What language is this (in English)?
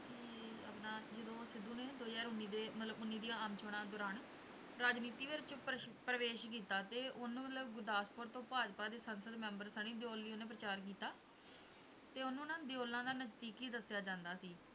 Punjabi